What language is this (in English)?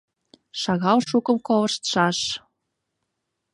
Mari